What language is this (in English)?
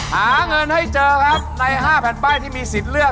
Thai